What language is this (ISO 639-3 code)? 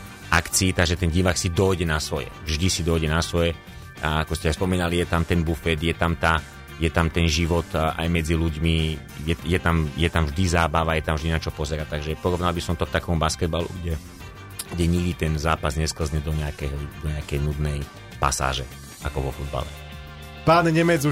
slk